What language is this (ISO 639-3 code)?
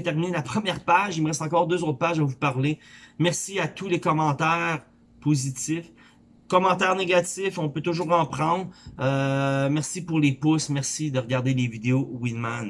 fra